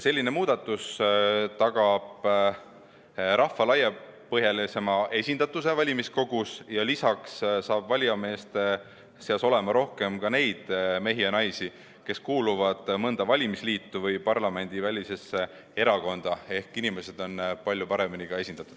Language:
Estonian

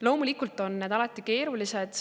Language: Estonian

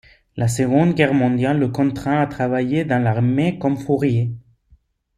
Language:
French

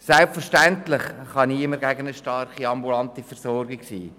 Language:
Swiss German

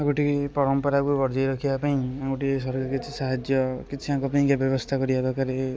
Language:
Odia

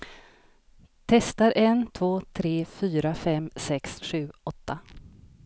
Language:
Swedish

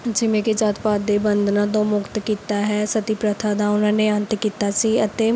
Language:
Punjabi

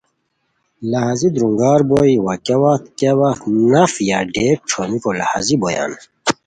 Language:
Khowar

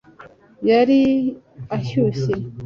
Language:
Kinyarwanda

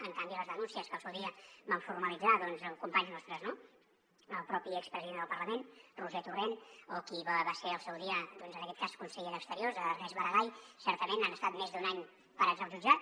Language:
Catalan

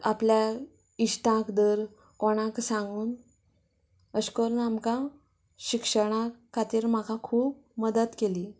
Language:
Konkani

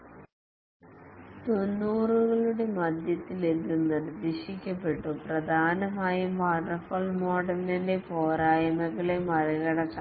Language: Malayalam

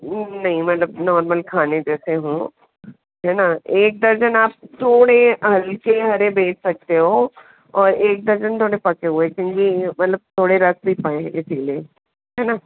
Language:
Hindi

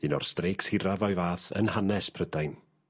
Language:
Welsh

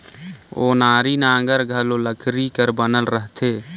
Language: Chhattisgarhi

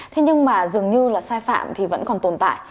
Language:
Vietnamese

